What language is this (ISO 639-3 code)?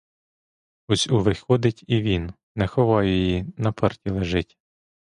ukr